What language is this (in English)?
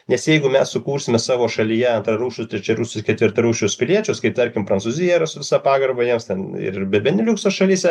Lithuanian